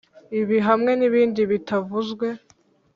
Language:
Kinyarwanda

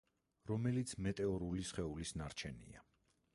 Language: Georgian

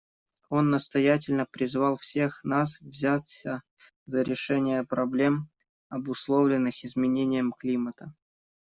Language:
Russian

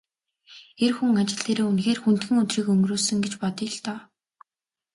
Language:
Mongolian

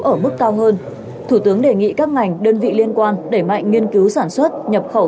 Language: Vietnamese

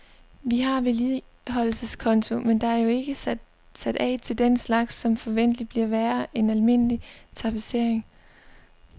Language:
Danish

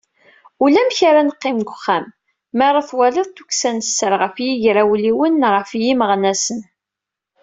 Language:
Kabyle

